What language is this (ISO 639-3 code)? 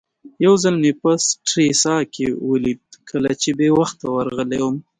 pus